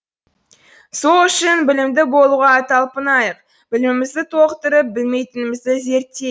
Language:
Kazakh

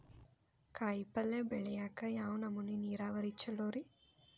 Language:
Kannada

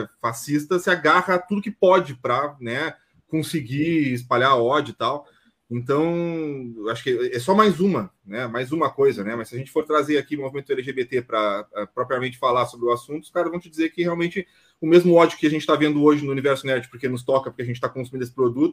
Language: Portuguese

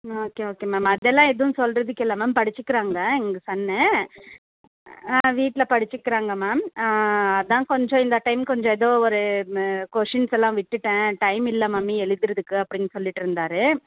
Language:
Tamil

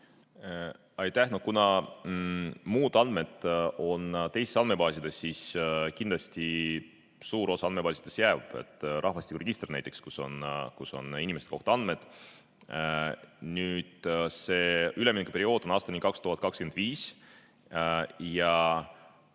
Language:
Estonian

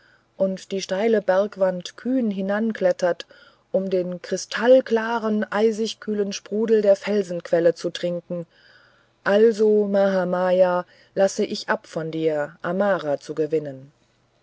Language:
German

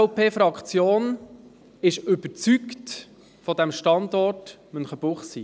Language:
Swiss German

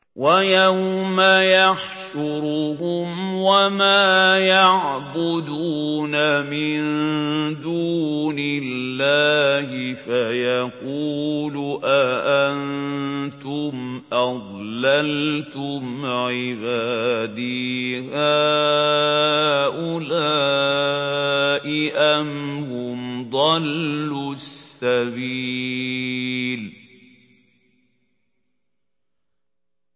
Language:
Arabic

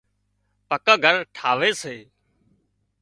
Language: Wadiyara Koli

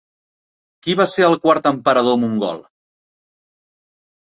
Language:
Catalan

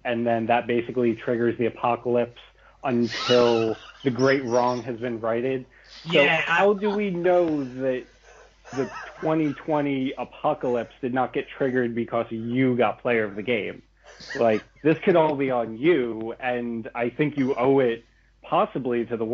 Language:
English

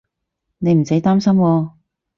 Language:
Cantonese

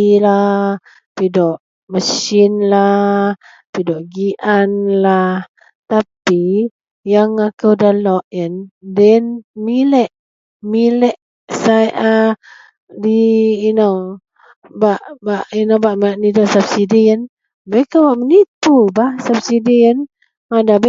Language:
Central Melanau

